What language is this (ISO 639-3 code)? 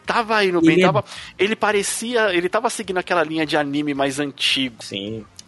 por